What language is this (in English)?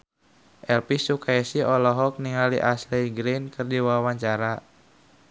Sundanese